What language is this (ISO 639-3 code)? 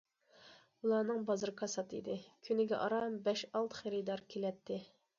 uig